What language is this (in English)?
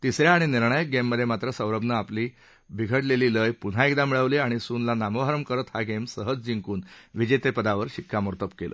Marathi